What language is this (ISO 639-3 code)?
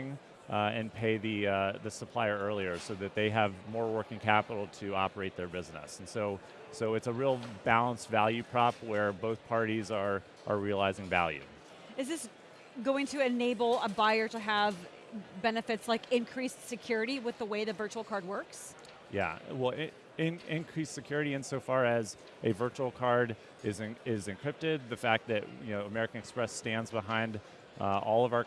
eng